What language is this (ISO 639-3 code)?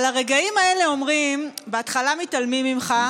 heb